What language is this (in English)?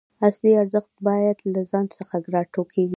Pashto